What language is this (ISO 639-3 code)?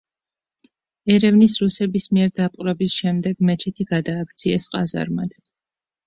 kat